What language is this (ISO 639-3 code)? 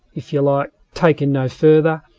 eng